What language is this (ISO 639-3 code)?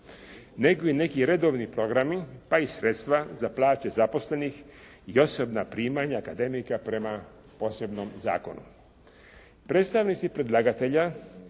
hrv